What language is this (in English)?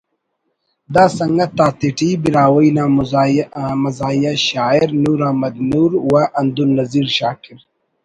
Brahui